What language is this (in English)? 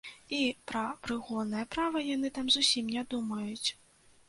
Belarusian